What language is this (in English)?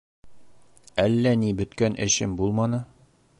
Bashkir